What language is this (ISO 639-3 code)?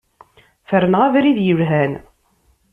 kab